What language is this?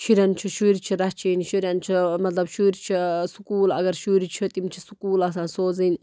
Kashmiri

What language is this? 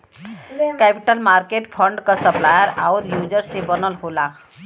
Bhojpuri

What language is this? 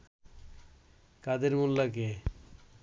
Bangla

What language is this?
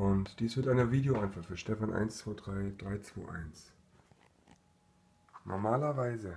German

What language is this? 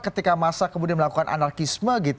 Indonesian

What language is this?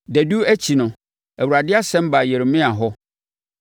Akan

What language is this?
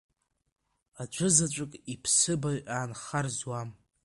Abkhazian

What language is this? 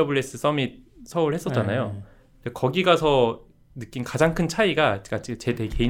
Korean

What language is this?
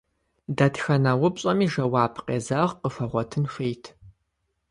Kabardian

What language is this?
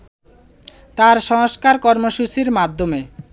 Bangla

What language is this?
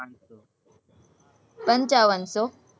Gujarati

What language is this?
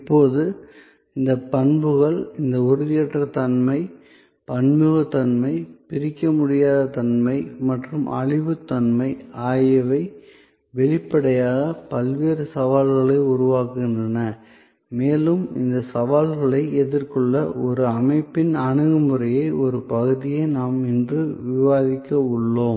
Tamil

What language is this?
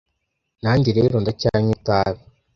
Kinyarwanda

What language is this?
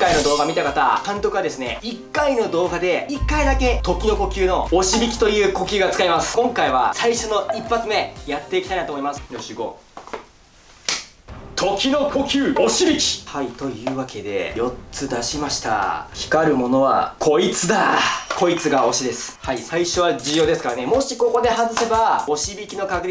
Japanese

